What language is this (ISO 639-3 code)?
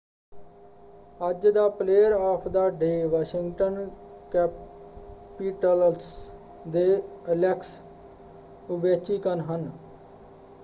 pan